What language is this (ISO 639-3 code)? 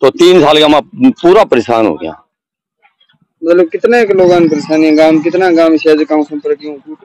hin